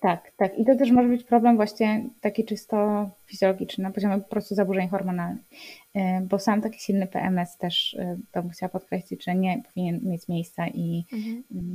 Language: Polish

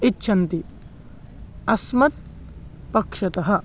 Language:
Sanskrit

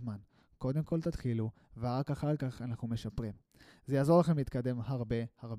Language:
Hebrew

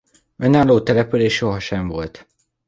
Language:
Hungarian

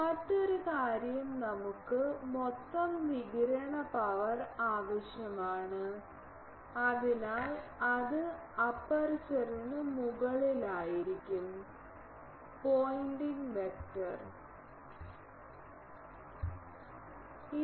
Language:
Malayalam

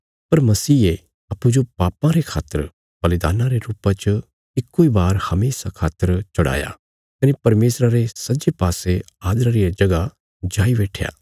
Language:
Bilaspuri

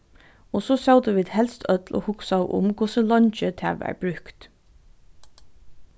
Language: Faroese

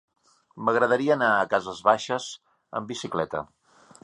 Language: Catalan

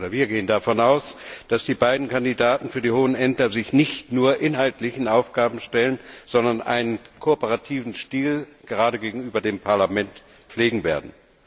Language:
German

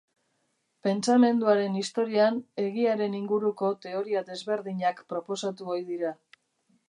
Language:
Basque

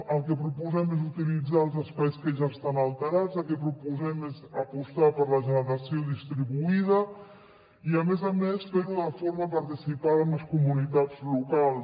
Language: Catalan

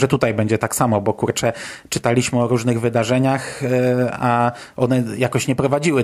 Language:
Polish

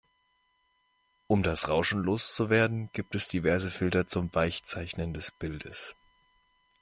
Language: German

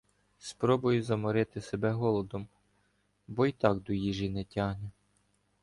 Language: Ukrainian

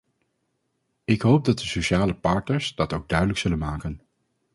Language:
Dutch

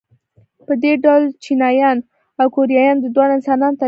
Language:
Pashto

